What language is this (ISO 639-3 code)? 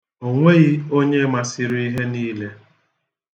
ibo